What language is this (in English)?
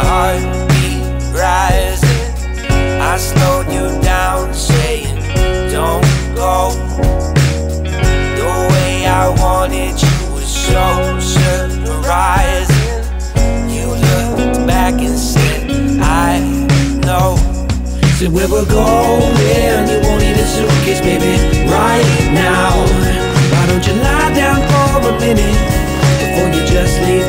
English